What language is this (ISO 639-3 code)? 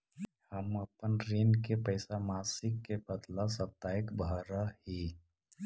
mag